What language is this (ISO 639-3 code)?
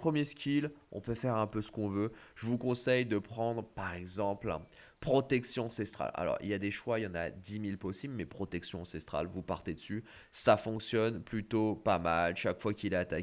fra